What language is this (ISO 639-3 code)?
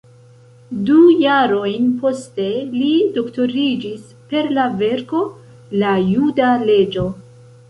epo